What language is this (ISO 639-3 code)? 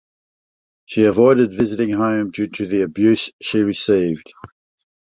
eng